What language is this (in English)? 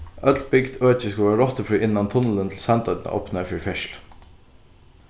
Faroese